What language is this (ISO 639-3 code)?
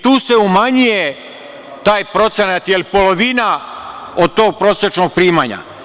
srp